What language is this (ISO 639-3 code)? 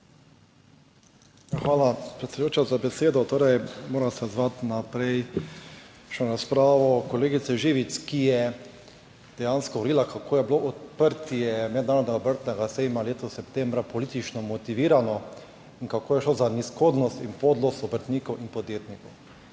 slv